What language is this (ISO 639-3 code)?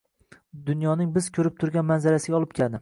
uzb